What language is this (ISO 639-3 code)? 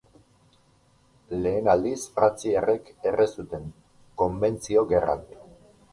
eus